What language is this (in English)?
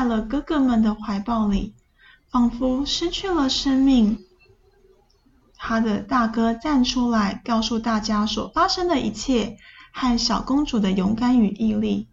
Chinese